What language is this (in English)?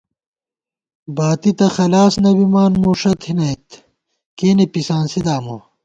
Gawar-Bati